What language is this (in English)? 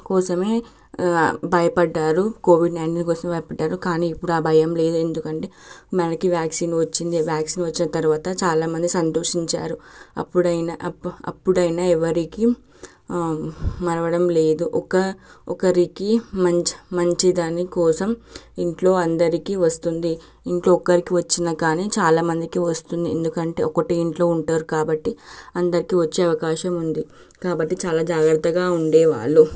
Telugu